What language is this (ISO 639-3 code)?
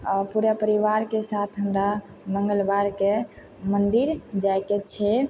mai